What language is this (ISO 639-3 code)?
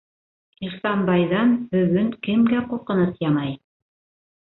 bak